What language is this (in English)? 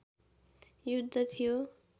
Nepali